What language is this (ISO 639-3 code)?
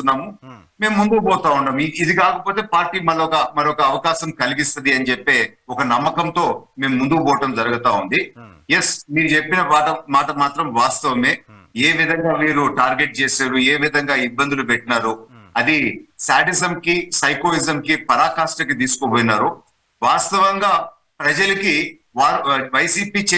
tel